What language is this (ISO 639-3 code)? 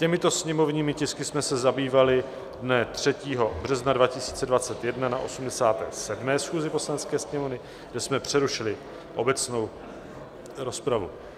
ces